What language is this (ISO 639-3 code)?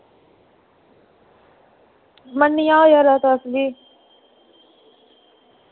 doi